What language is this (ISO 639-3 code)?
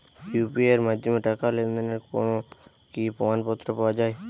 ben